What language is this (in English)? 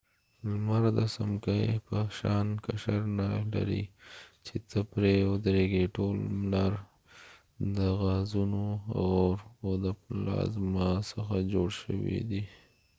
Pashto